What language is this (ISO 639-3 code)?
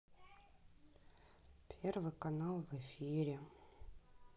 rus